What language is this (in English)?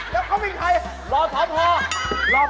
Thai